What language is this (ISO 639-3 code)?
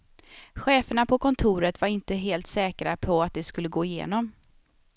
swe